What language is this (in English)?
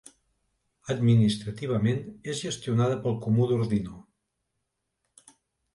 Catalan